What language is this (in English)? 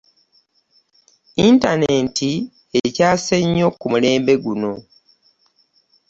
Ganda